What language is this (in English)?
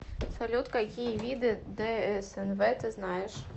Russian